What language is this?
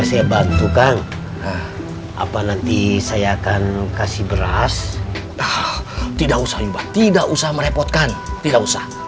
Indonesian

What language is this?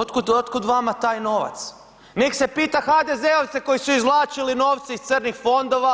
Croatian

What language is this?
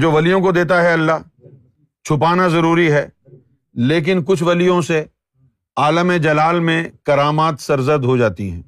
Urdu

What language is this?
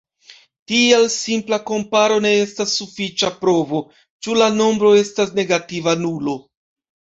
Esperanto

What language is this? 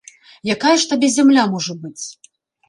Belarusian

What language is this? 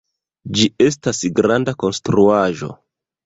Esperanto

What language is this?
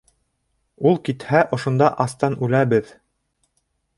Bashkir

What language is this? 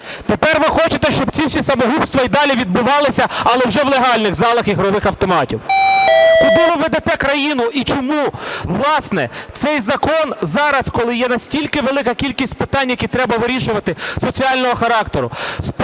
Ukrainian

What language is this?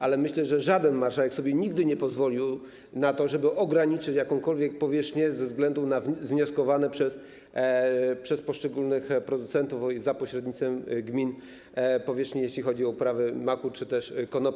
Polish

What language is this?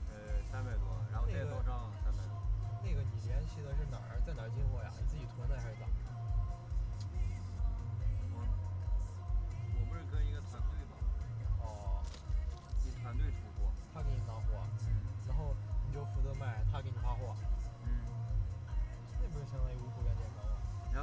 Chinese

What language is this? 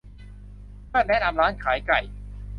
Thai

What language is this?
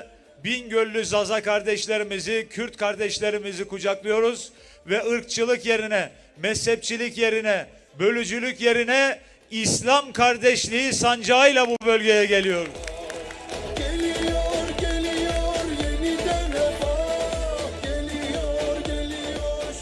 Turkish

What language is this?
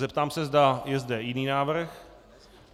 Czech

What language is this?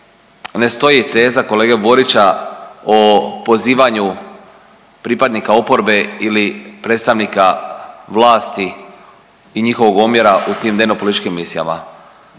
Croatian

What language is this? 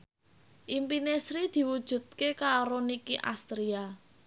Javanese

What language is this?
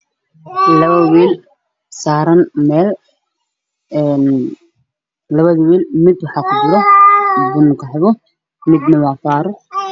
Somali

